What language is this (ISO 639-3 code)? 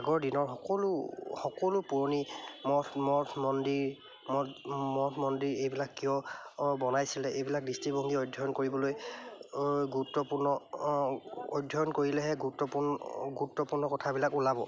asm